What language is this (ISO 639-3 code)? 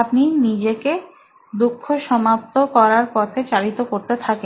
ben